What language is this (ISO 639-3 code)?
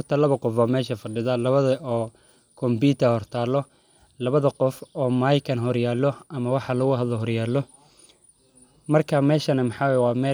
som